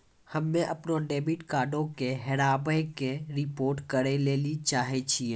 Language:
Maithili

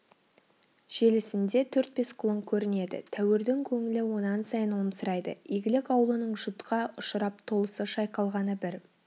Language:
Kazakh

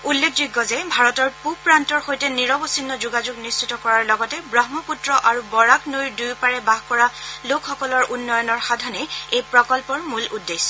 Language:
Assamese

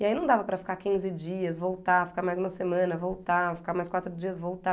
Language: Portuguese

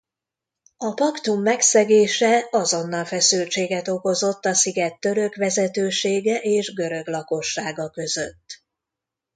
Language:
Hungarian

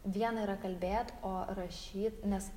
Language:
Lithuanian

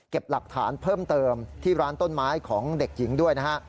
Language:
Thai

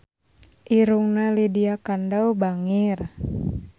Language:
Sundanese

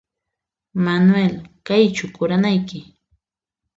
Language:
Puno Quechua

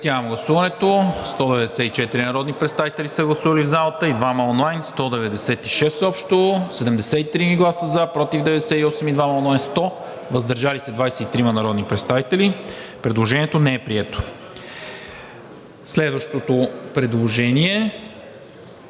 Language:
Bulgarian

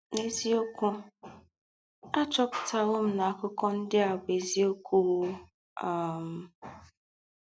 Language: Igbo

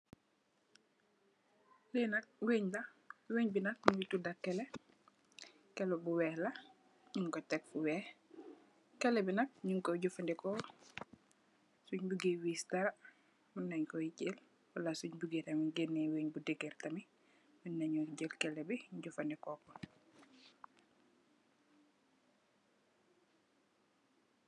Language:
Wolof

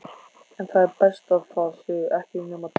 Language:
Icelandic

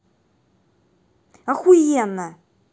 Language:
Russian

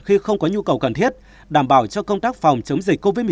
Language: Vietnamese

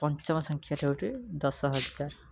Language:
Odia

